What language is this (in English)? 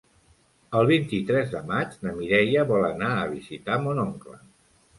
Catalan